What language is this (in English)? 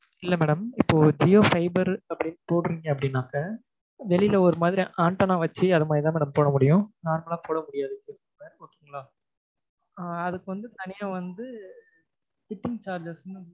Tamil